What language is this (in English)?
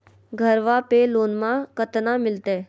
Magahi